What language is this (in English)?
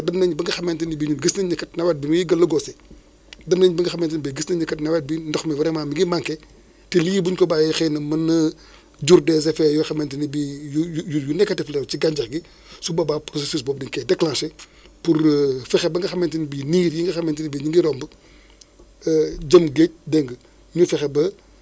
Wolof